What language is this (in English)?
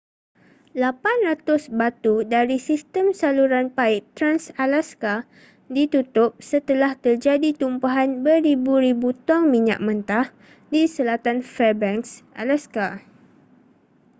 Malay